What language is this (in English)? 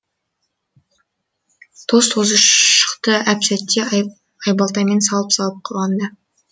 Kazakh